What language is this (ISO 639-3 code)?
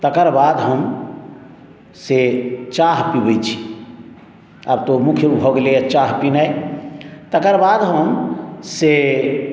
mai